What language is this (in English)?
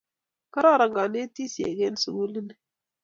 Kalenjin